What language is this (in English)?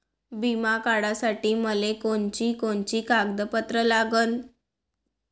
Marathi